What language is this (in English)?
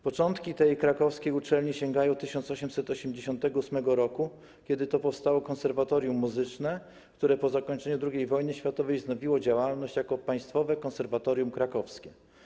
Polish